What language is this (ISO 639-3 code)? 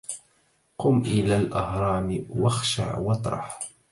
ara